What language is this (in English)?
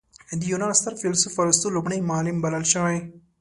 Pashto